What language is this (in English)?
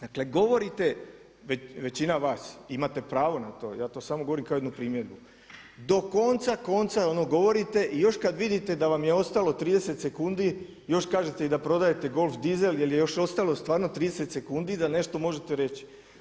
Croatian